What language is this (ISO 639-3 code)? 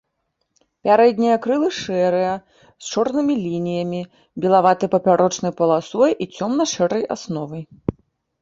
bel